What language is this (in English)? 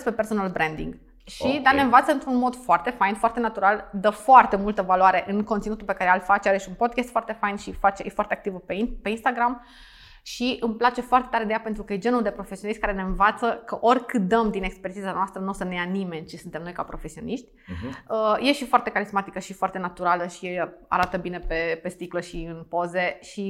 Romanian